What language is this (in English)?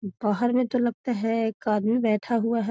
Magahi